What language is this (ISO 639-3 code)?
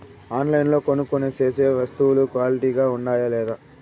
tel